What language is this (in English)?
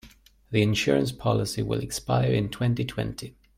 English